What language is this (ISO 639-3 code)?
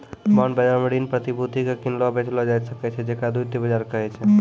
mai